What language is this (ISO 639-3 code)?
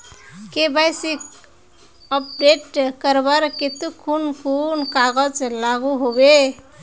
mag